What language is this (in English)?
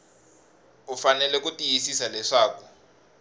Tsonga